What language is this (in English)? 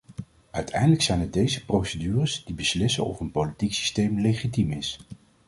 Dutch